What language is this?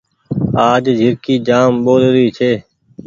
Goaria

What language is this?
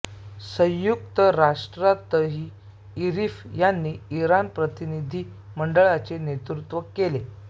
Marathi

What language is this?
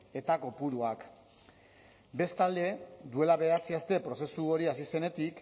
Basque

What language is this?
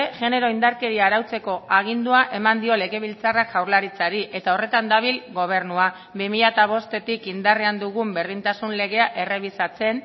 Basque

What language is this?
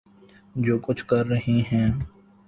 Urdu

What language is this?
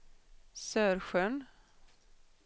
Swedish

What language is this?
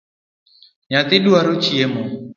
Luo (Kenya and Tanzania)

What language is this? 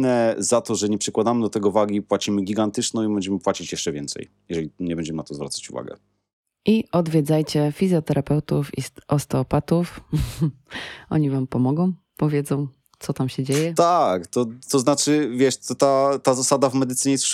Polish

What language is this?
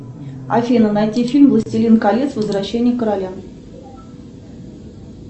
Russian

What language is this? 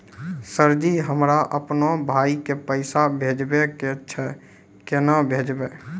Maithili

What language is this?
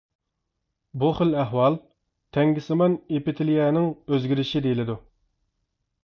Uyghur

